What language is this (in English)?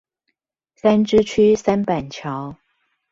Chinese